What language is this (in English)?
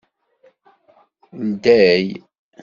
Kabyle